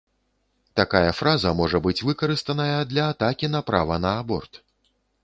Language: Belarusian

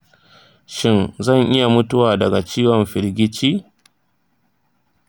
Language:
Hausa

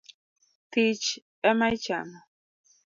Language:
Luo (Kenya and Tanzania)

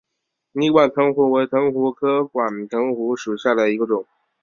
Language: Chinese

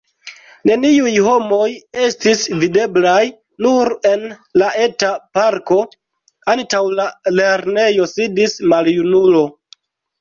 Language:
Esperanto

